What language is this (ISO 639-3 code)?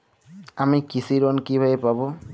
ben